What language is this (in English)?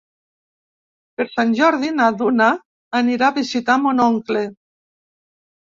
Catalan